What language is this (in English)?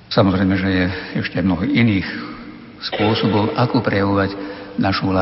Slovak